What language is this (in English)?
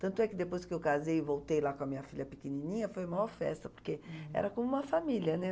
Portuguese